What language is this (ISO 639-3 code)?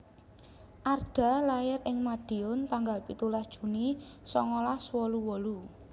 jav